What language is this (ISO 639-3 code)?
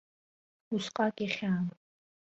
abk